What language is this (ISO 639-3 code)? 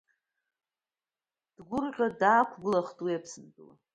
abk